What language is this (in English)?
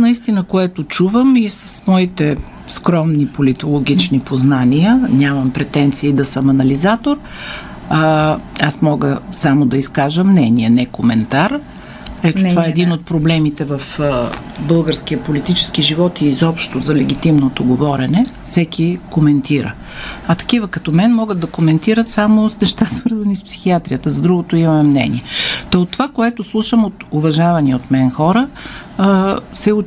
Bulgarian